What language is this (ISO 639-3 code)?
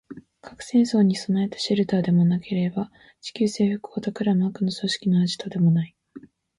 jpn